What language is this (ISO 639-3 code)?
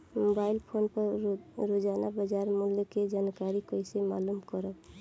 bho